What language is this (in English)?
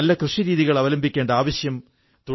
Malayalam